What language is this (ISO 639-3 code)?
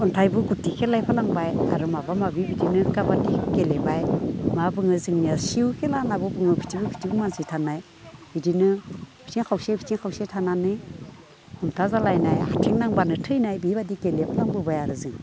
brx